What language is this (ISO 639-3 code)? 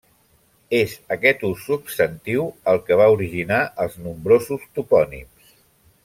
cat